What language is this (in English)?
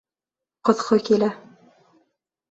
Bashkir